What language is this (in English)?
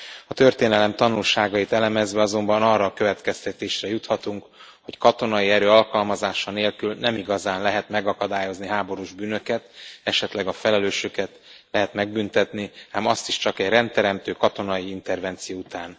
Hungarian